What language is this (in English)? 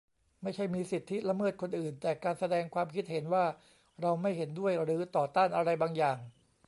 Thai